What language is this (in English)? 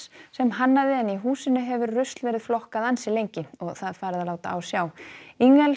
Icelandic